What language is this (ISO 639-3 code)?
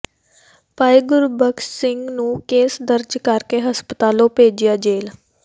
pan